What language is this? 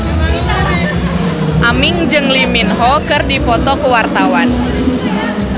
Sundanese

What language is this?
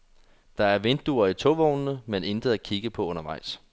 Danish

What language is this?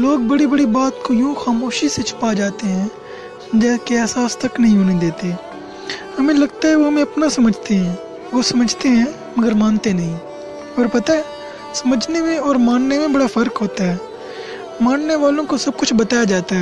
Urdu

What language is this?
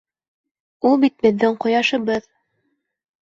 Bashkir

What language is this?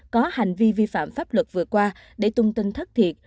Vietnamese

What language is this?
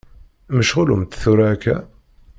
Kabyle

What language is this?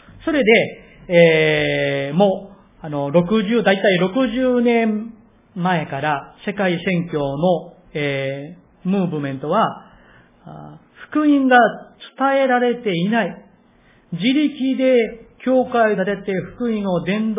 Japanese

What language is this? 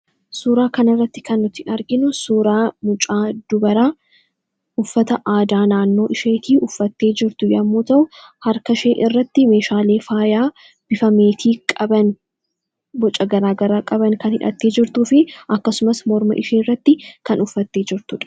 Oromo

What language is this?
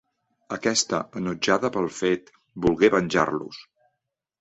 Catalan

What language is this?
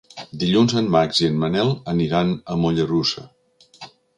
Catalan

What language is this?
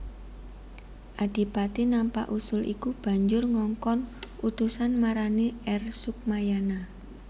Javanese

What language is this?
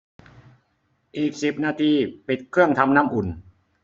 Thai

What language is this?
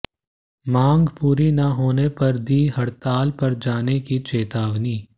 Hindi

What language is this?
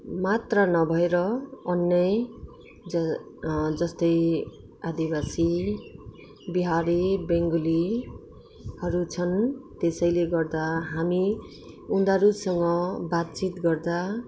Nepali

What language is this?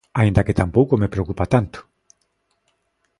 Galician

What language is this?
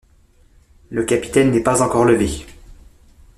French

